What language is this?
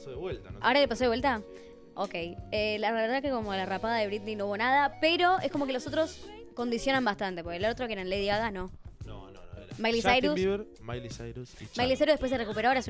Spanish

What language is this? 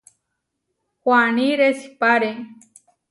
Huarijio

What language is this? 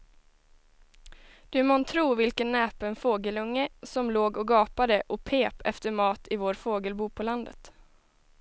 Swedish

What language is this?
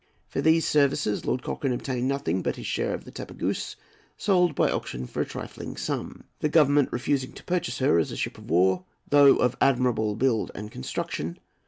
English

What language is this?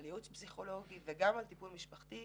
Hebrew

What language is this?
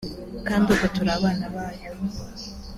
Kinyarwanda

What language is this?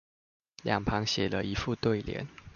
Chinese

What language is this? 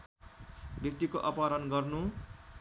Nepali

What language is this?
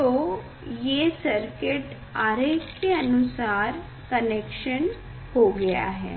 Hindi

